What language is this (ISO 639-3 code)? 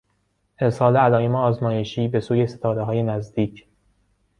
fas